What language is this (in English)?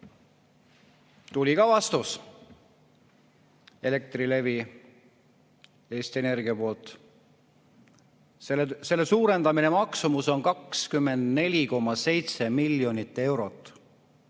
Estonian